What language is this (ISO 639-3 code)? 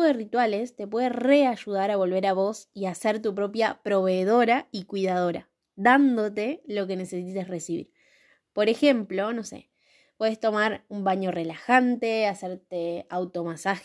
spa